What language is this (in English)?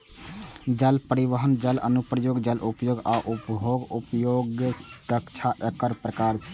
Maithili